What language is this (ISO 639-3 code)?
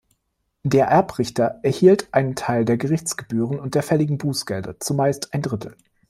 deu